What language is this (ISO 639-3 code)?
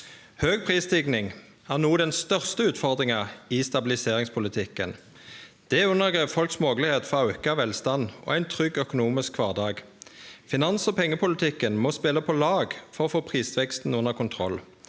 nor